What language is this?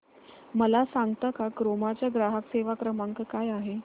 Marathi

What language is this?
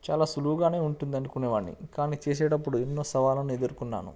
Telugu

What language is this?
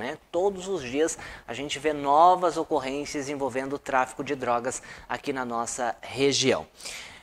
Portuguese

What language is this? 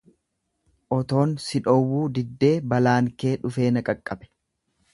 Oromo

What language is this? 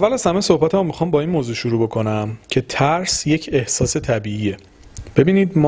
Persian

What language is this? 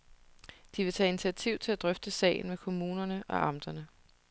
Danish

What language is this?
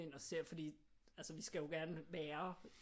Danish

